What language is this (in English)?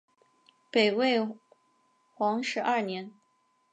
Chinese